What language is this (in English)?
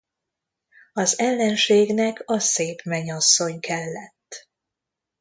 Hungarian